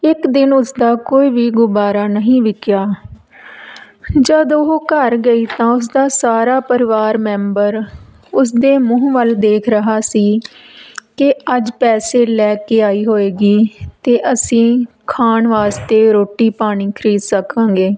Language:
Punjabi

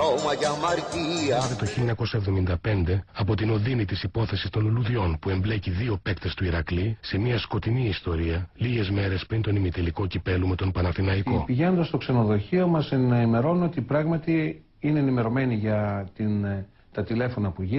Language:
Greek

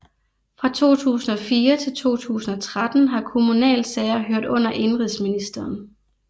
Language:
Danish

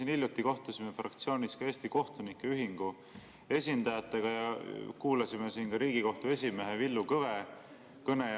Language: Estonian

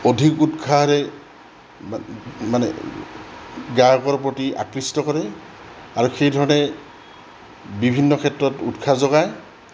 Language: Assamese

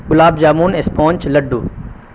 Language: Urdu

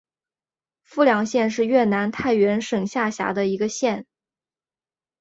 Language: Chinese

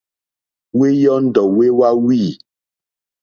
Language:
Mokpwe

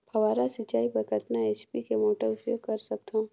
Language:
Chhattisgarhi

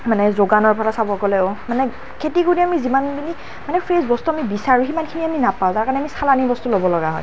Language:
Assamese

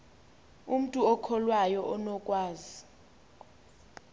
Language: Xhosa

